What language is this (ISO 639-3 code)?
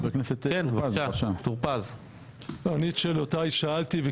heb